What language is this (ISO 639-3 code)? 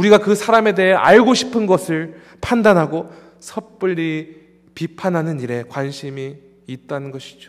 kor